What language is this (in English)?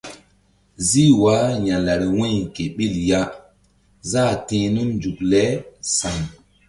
Mbum